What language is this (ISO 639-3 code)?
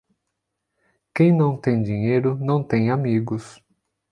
por